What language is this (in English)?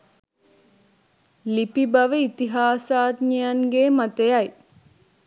Sinhala